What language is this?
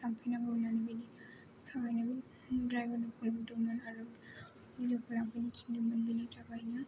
Bodo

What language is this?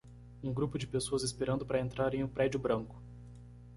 Portuguese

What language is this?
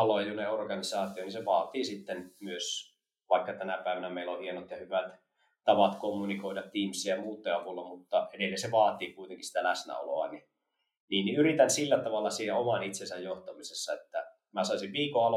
Finnish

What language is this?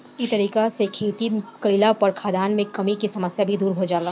Bhojpuri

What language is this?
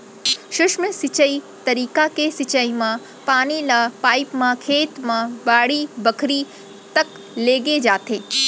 Chhattisgarhi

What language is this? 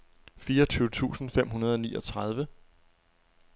Danish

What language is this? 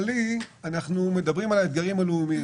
Hebrew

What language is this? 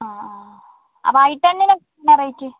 Malayalam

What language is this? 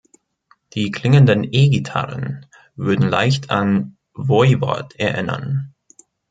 German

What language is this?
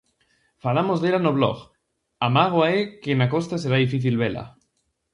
Galician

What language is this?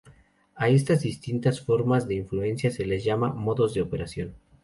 Spanish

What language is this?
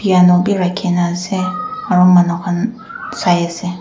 Naga Pidgin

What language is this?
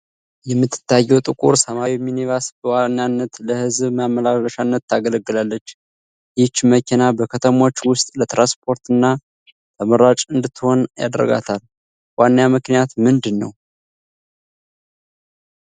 Amharic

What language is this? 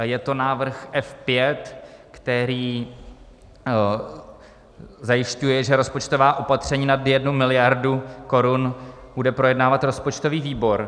Czech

